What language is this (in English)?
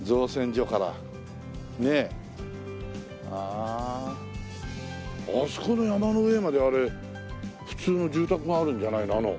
Japanese